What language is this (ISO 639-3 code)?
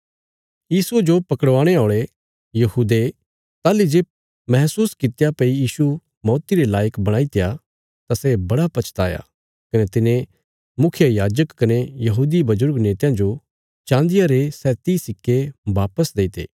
kfs